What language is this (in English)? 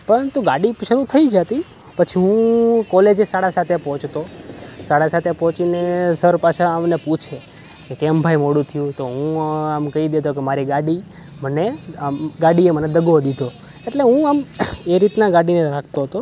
Gujarati